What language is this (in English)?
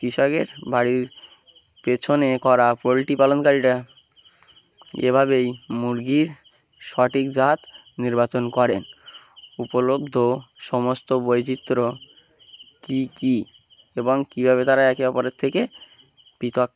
Bangla